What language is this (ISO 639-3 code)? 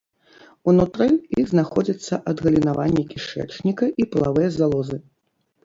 bel